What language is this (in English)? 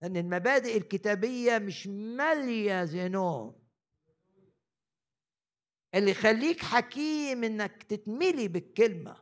Arabic